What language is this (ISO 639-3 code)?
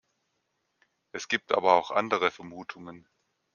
deu